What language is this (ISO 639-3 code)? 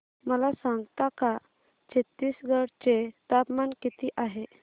mar